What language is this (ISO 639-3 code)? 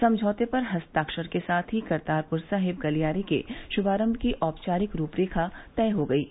hin